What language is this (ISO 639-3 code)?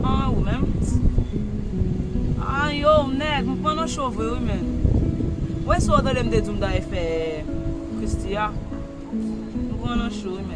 fra